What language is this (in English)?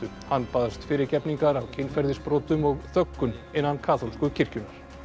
Icelandic